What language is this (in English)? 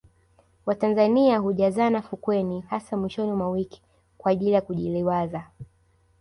Swahili